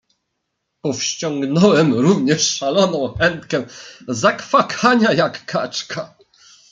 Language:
Polish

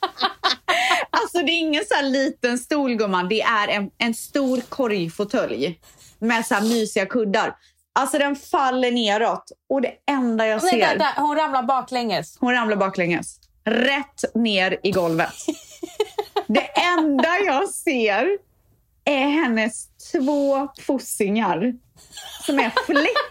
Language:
Swedish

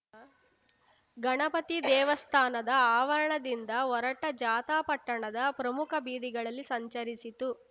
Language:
Kannada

